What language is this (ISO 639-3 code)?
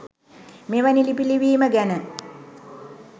sin